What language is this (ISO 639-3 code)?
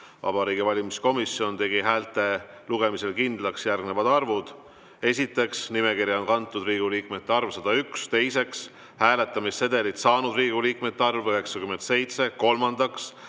est